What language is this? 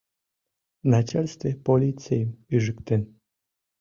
Mari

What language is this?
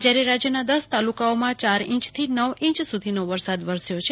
Gujarati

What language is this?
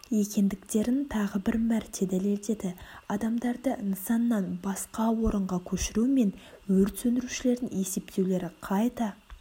Kazakh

